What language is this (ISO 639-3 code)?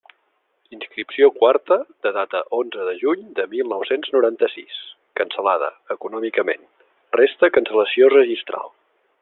cat